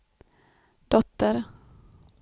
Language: Swedish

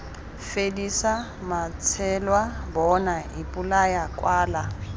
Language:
Tswana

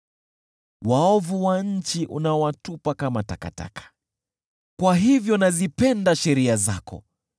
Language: Swahili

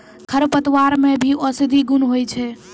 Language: Maithili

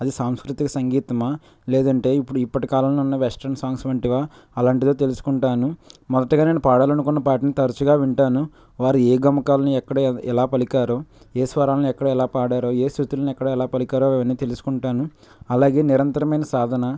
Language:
Telugu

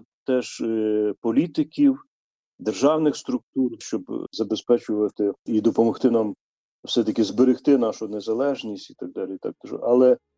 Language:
Ukrainian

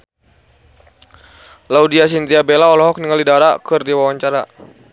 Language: Sundanese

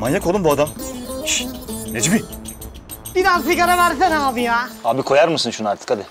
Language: Turkish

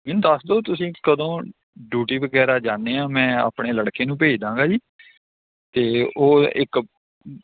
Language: Punjabi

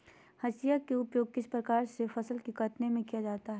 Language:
Magahi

